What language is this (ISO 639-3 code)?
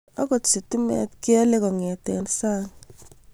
kln